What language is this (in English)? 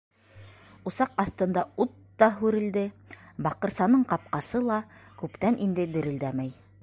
Bashkir